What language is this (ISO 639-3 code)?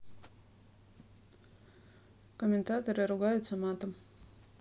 rus